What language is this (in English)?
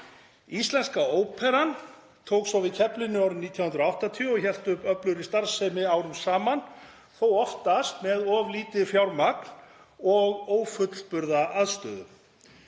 Icelandic